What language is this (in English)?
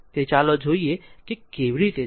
Gujarati